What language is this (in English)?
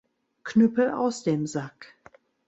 German